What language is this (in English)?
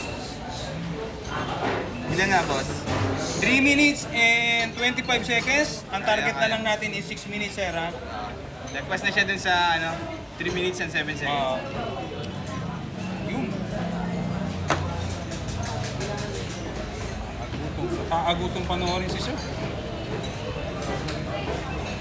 Filipino